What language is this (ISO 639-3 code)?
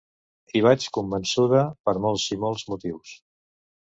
cat